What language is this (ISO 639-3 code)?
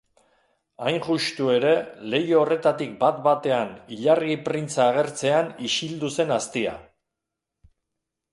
eus